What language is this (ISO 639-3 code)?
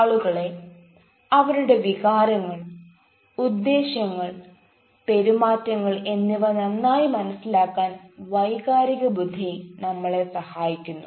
mal